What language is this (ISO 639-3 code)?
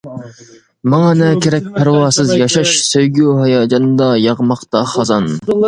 uig